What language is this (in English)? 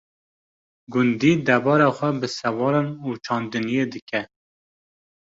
Kurdish